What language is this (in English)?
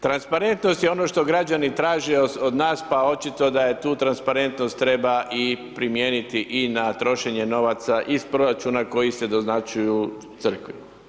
Croatian